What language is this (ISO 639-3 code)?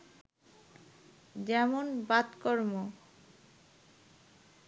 ben